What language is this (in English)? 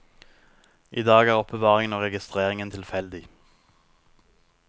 Norwegian